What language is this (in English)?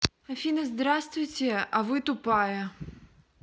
Russian